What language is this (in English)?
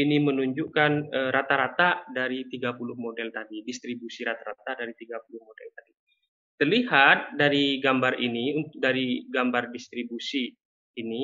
Indonesian